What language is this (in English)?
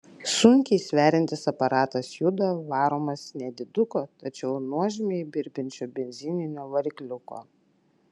Lithuanian